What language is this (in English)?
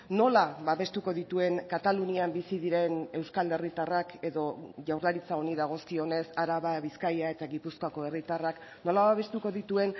Basque